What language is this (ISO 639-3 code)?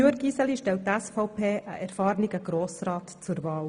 gsw